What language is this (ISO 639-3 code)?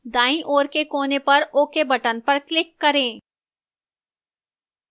hin